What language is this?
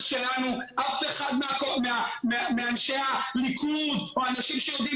Hebrew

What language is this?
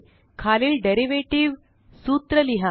Marathi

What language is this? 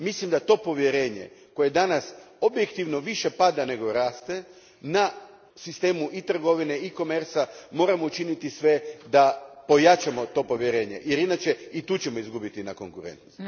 Croatian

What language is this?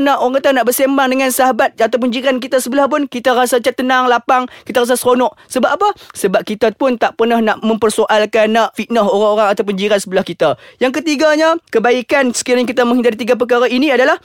Malay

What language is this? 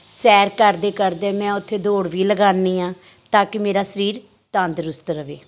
Punjabi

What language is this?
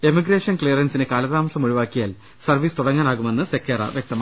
Malayalam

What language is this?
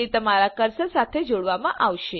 Gujarati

